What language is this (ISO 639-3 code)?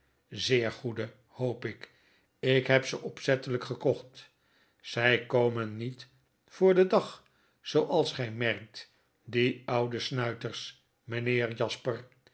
nld